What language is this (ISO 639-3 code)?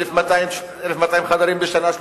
heb